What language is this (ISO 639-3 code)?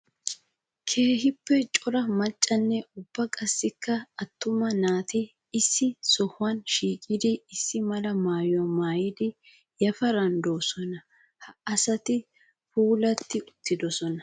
wal